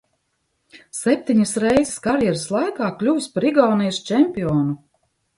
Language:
Latvian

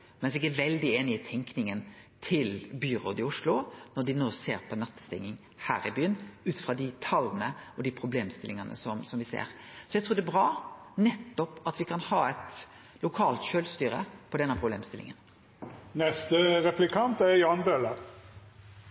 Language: Norwegian Nynorsk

